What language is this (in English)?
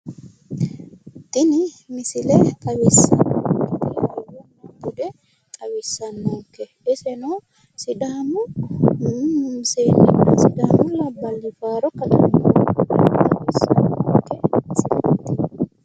Sidamo